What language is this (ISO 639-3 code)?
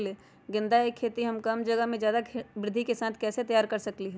mag